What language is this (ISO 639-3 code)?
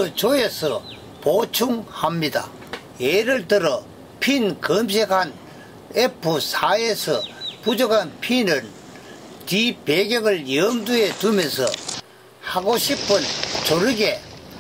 kor